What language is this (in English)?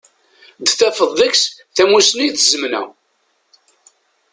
Kabyle